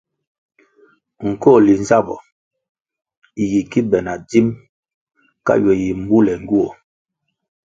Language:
Kwasio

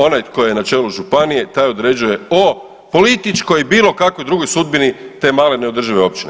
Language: Croatian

